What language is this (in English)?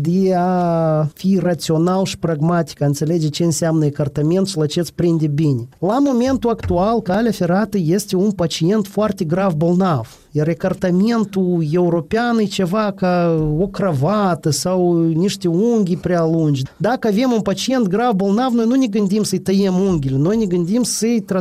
Romanian